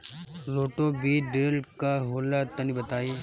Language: Bhojpuri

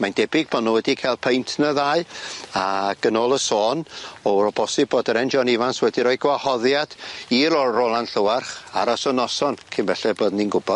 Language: Welsh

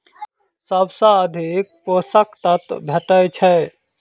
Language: Maithili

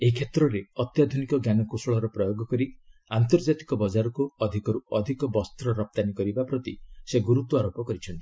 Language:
Odia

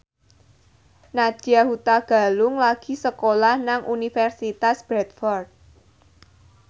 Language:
Javanese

